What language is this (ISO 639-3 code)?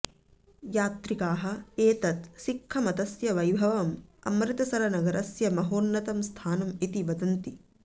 san